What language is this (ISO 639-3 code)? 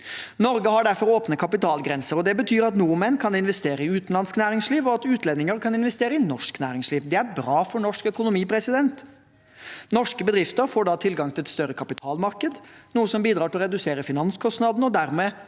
nor